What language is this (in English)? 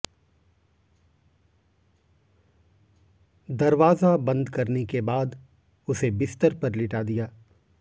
Hindi